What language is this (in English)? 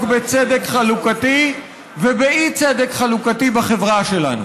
Hebrew